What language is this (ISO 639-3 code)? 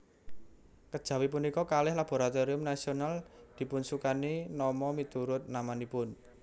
jav